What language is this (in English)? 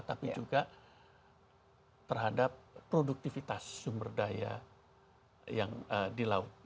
Indonesian